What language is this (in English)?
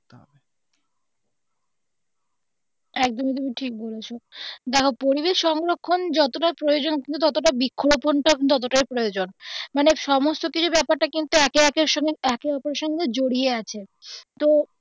Bangla